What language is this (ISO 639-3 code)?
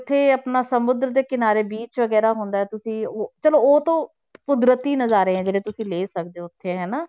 pan